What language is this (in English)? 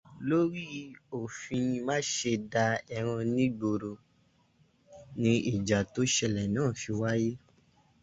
Yoruba